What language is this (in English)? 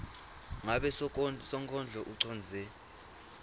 Swati